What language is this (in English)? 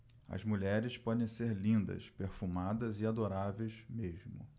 Portuguese